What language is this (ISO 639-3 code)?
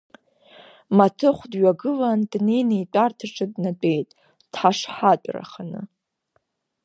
abk